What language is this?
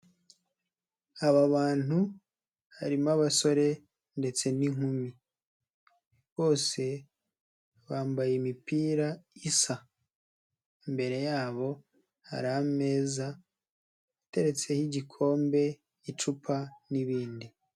Kinyarwanda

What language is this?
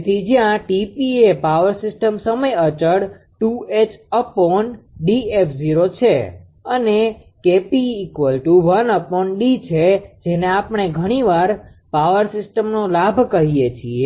Gujarati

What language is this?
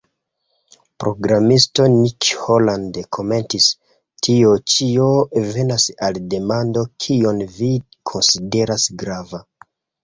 Esperanto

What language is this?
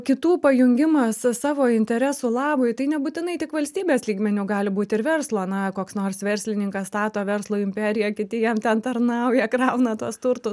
Lithuanian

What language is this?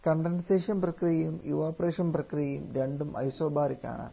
Malayalam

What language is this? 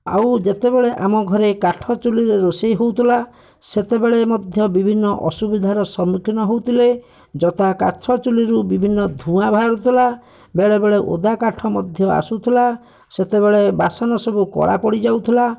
Odia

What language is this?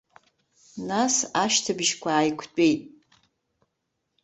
Abkhazian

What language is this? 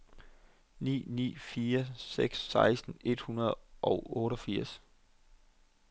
Danish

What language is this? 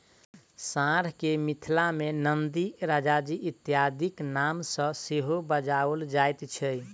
Maithili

